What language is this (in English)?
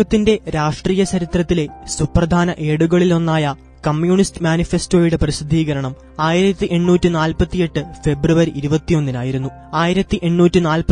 Malayalam